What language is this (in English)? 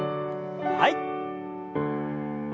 Japanese